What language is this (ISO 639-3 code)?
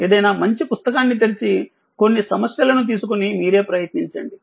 tel